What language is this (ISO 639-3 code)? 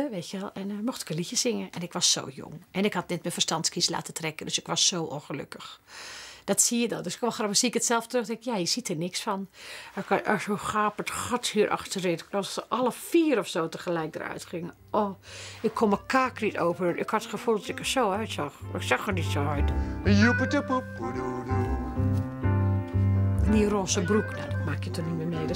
nld